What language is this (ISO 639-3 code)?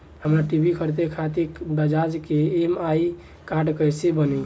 bho